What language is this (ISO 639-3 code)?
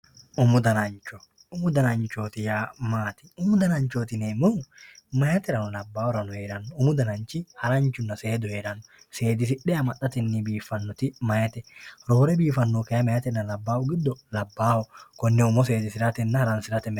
sid